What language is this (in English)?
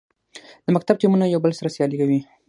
Pashto